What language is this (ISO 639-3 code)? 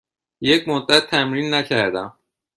fas